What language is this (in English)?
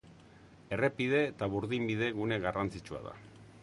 Basque